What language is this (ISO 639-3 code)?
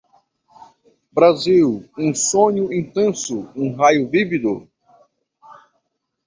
por